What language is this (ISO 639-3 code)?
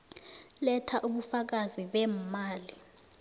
nbl